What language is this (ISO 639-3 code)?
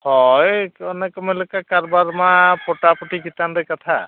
sat